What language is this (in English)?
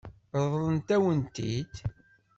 Kabyle